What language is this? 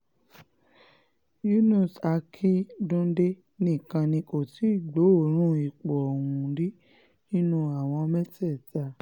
Yoruba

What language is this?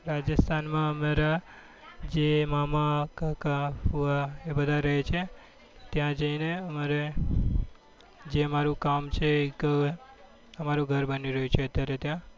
Gujarati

